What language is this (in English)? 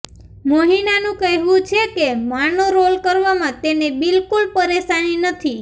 Gujarati